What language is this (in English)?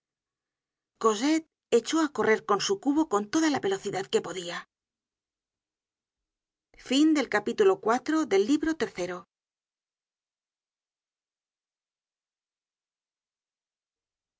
Spanish